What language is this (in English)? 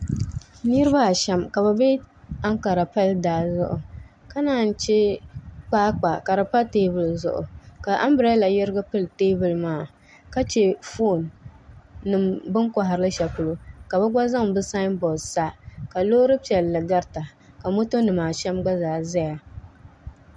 Dagbani